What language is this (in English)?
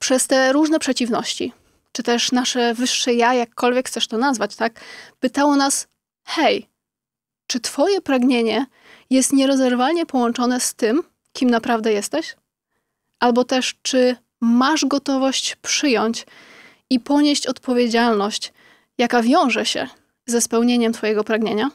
Polish